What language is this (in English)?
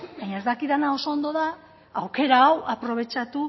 Basque